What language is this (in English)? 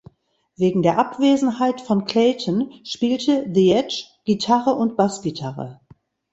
German